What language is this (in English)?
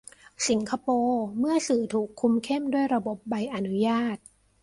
Thai